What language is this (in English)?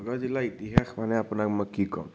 Assamese